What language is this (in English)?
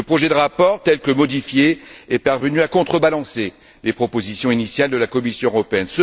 French